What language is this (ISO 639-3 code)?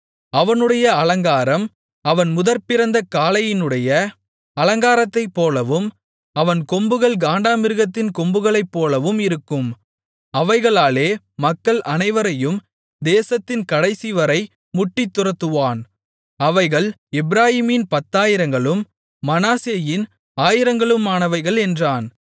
tam